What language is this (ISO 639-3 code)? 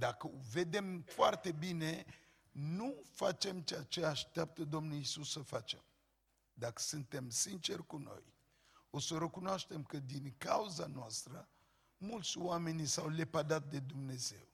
ron